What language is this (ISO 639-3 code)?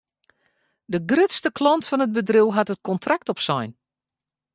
fry